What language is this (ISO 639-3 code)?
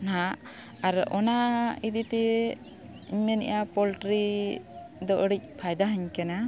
sat